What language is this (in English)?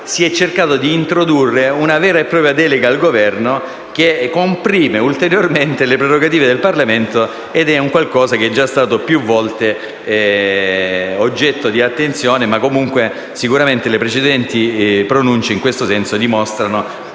Italian